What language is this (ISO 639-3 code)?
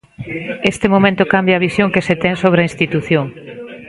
glg